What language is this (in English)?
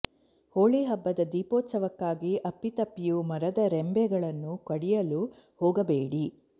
Kannada